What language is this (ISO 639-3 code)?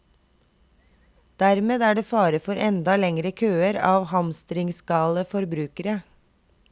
nor